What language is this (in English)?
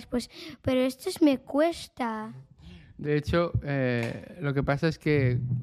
Spanish